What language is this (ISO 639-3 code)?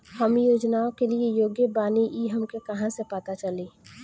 bho